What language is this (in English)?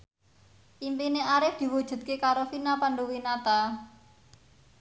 Javanese